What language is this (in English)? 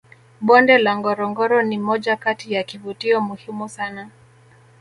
Swahili